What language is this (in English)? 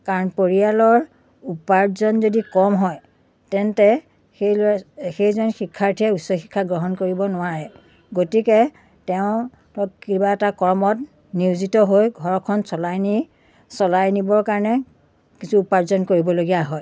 Assamese